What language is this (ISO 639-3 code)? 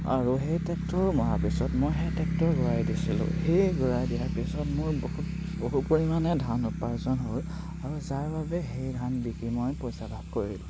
asm